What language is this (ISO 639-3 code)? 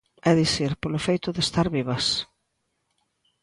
glg